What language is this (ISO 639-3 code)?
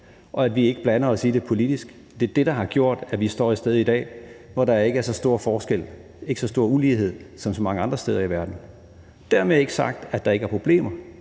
dan